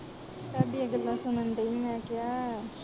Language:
Punjabi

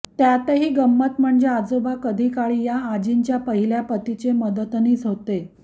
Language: Marathi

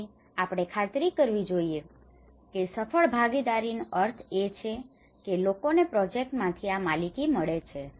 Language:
Gujarati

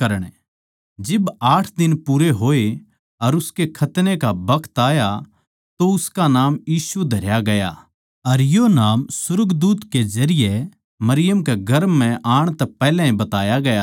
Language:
Haryanvi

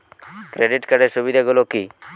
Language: Bangla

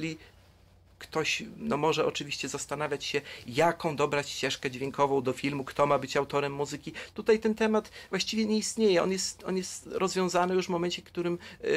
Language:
Polish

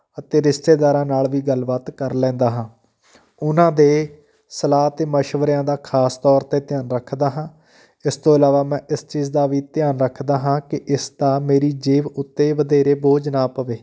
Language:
Punjabi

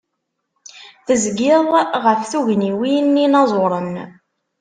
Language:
Kabyle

